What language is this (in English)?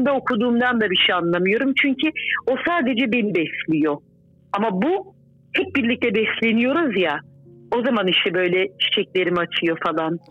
Turkish